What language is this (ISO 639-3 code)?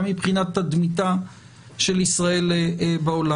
heb